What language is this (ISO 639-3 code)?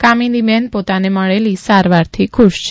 guj